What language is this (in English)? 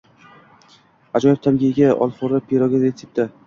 Uzbek